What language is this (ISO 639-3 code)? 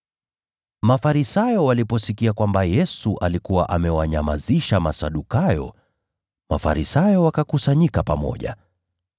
swa